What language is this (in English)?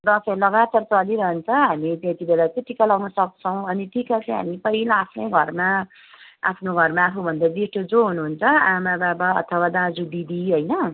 Nepali